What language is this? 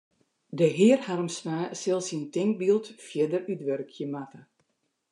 Western Frisian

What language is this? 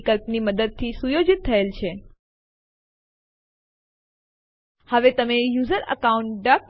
Gujarati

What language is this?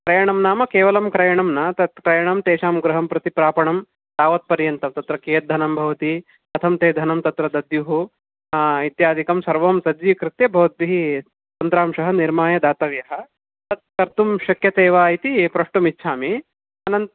Sanskrit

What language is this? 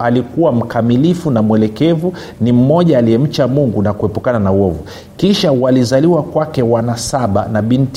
Swahili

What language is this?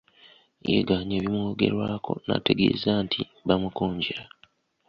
Ganda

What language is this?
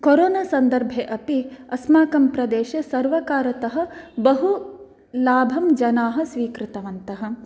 Sanskrit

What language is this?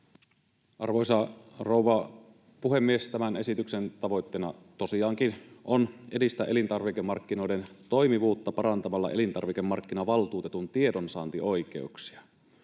Finnish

